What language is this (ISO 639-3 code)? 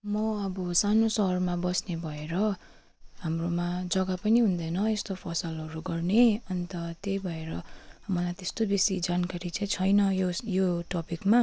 nep